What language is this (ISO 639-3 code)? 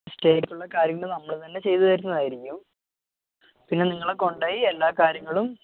mal